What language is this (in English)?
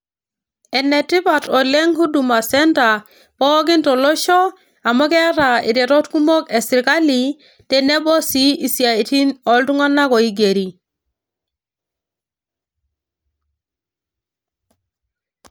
Masai